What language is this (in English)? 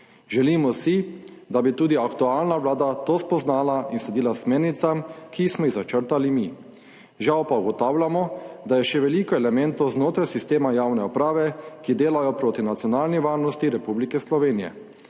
Slovenian